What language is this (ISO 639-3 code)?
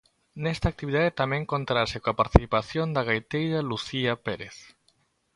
glg